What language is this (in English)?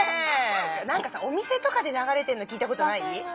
Japanese